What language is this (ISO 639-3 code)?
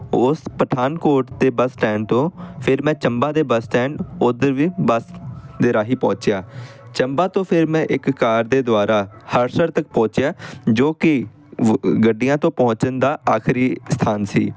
pan